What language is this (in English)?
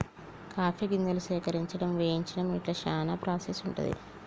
Telugu